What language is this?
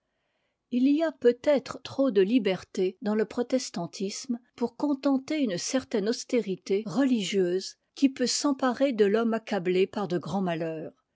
French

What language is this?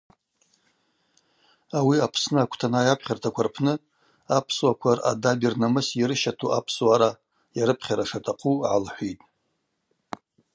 Abaza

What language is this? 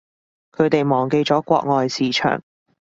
Cantonese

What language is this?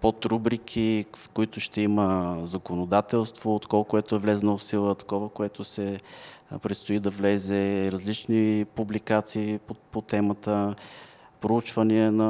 Bulgarian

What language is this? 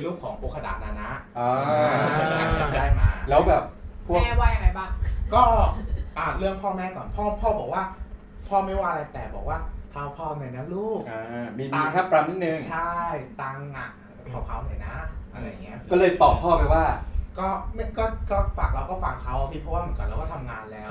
Thai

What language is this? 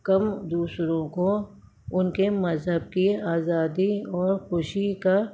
Urdu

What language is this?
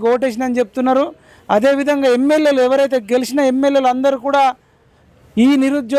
Telugu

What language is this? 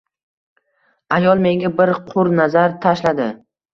Uzbek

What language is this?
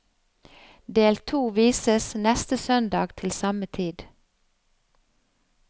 Norwegian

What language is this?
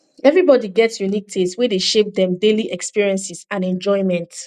Nigerian Pidgin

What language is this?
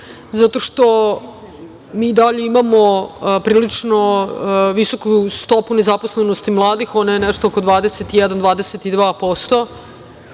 Serbian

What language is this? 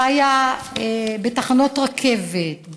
Hebrew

